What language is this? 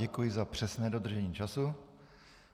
Czech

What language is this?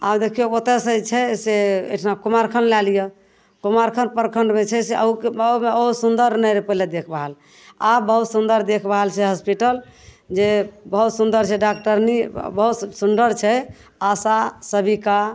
Maithili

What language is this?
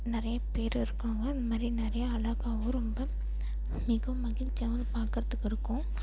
Tamil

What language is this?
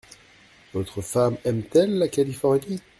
French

